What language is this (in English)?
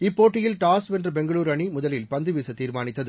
Tamil